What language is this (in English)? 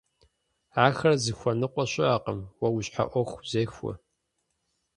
Kabardian